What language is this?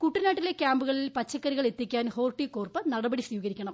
Malayalam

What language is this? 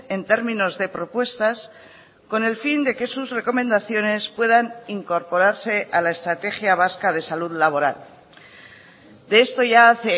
Spanish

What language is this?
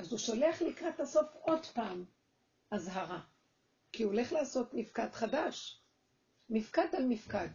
Hebrew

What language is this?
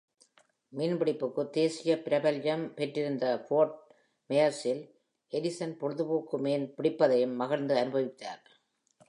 Tamil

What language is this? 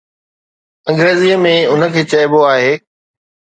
Sindhi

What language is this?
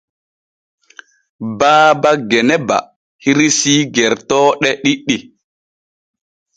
Borgu Fulfulde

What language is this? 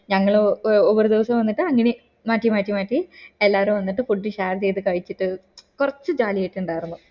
Malayalam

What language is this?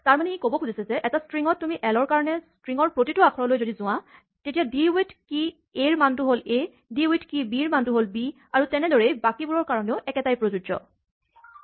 Assamese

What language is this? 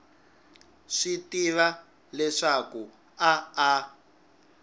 Tsonga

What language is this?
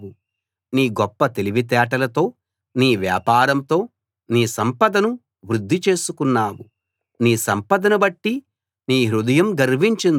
Telugu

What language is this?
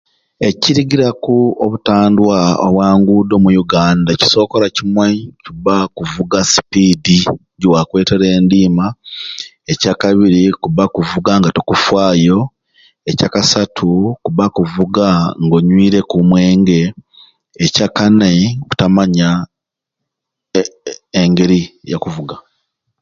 Ruuli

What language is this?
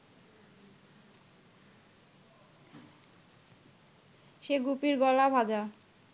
Bangla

